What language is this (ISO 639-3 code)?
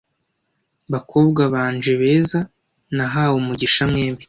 kin